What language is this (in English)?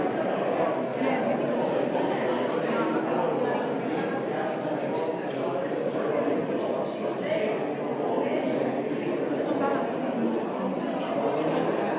Slovenian